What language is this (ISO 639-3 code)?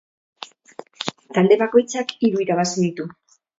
eus